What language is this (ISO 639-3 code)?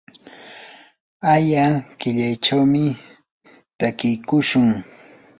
qur